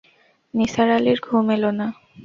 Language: Bangla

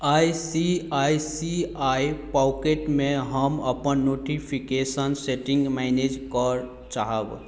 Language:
Maithili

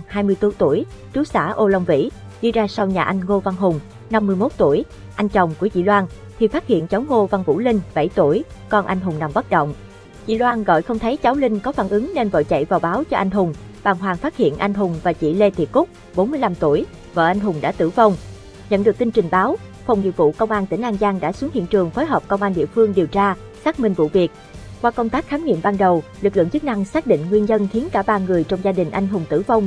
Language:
Vietnamese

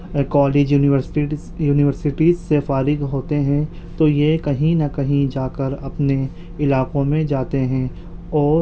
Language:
Urdu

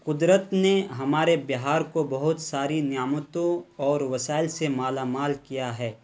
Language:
Urdu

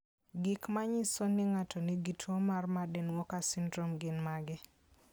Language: Luo (Kenya and Tanzania)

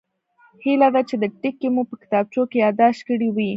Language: Pashto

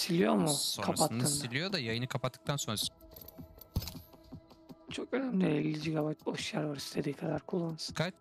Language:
Turkish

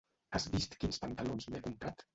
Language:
Catalan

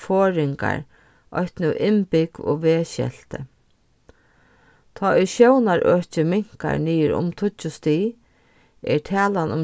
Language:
Faroese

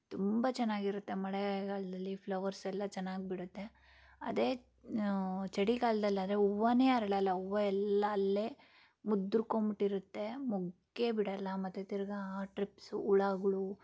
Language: Kannada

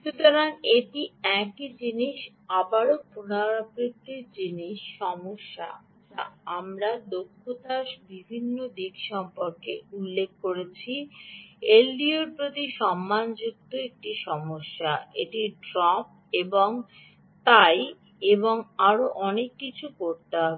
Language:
Bangla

